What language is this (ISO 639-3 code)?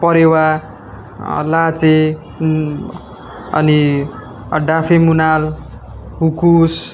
nep